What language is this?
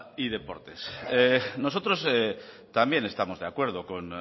Spanish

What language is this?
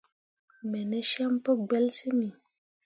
Mundang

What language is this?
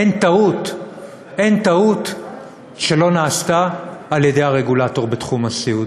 Hebrew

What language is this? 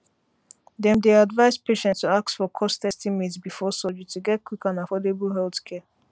Nigerian Pidgin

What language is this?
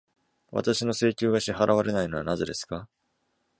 Japanese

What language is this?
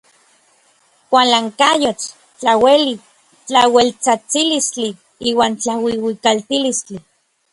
Orizaba Nahuatl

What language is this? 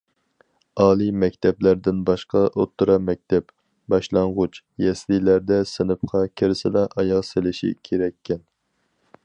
Uyghur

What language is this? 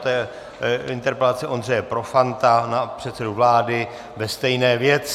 Czech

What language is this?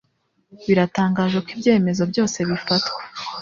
Kinyarwanda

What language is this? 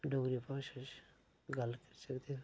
Dogri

